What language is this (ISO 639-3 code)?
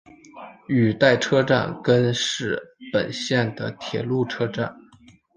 zho